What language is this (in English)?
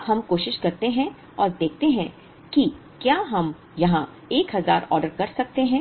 Hindi